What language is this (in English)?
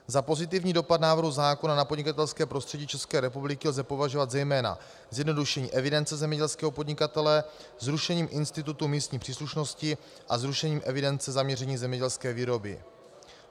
Czech